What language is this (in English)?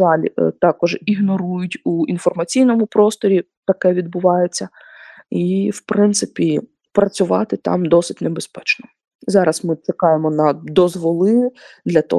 Ukrainian